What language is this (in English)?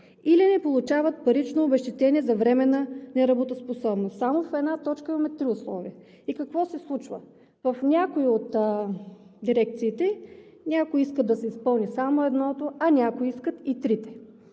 Bulgarian